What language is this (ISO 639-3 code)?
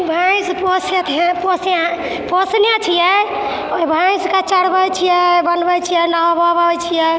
mai